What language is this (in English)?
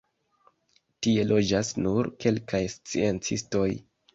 Esperanto